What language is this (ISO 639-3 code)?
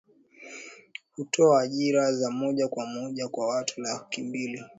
swa